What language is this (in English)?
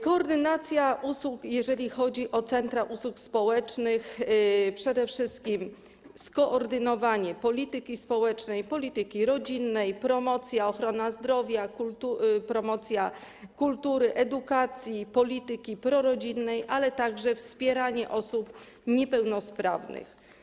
Polish